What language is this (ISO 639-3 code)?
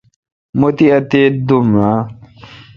xka